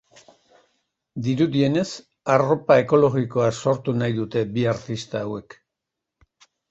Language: Basque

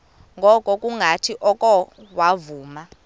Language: Xhosa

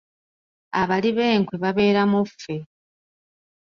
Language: Ganda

